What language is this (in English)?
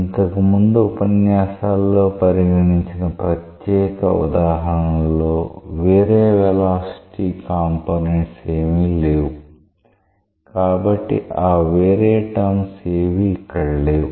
Telugu